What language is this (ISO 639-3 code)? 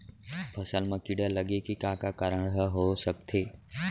hne